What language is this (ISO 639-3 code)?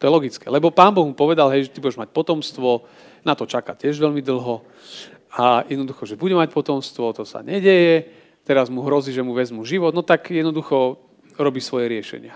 slk